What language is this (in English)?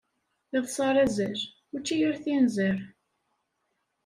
Kabyle